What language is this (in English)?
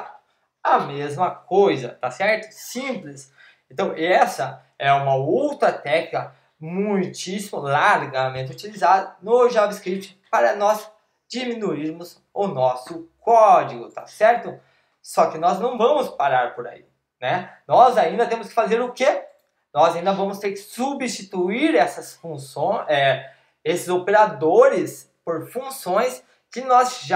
Portuguese